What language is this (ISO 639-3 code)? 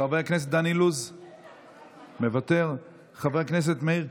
heb